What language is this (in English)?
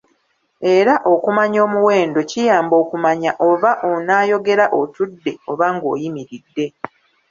Ganda